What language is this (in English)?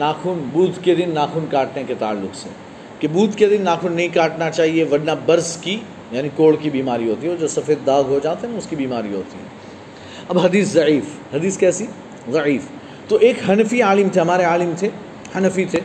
Urdu